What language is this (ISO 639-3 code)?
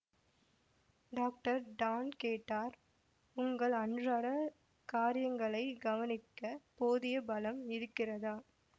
tam